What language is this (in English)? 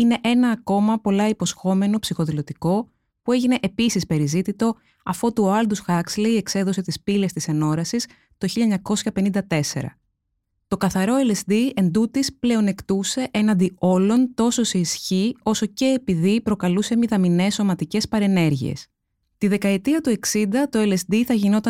Greek